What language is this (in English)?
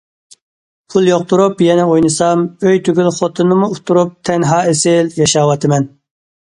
Uyghur